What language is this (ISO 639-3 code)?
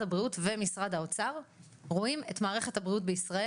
heb